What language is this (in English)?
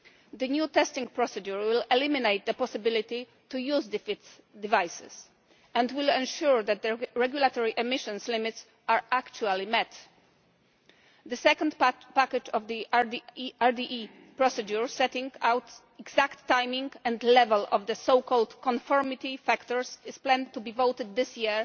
English